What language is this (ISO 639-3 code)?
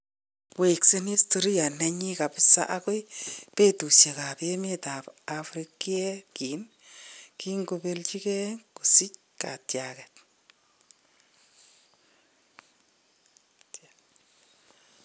kln